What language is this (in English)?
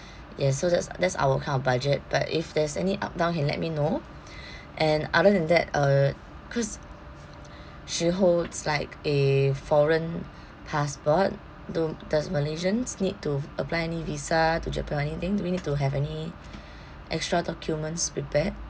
English